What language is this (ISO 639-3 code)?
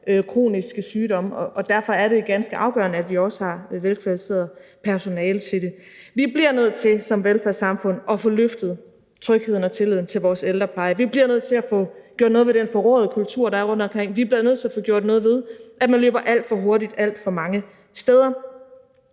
dan